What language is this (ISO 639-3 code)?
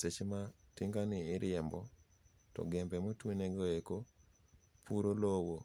luo